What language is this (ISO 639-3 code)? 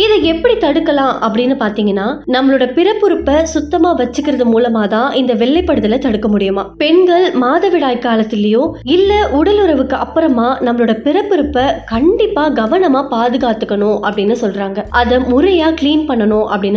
tam